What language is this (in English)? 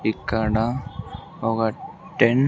Telugu